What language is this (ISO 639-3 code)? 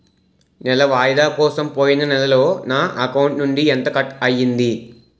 tel